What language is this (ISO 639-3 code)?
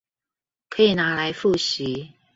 zho